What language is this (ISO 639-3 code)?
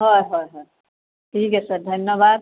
asm